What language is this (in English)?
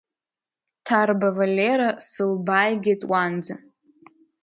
Abkhazian